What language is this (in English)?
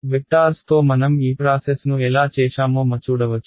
Telugu